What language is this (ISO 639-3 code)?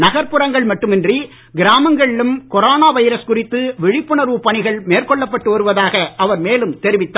tam